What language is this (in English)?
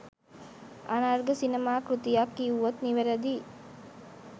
Sinhala